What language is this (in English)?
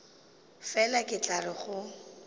Northern Sotho